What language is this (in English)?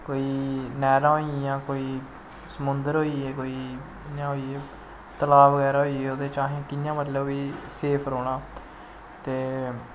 Dogri